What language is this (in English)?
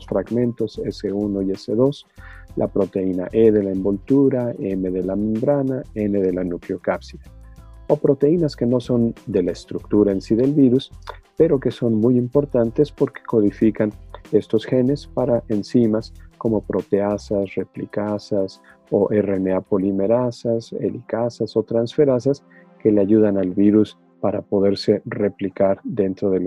Spanish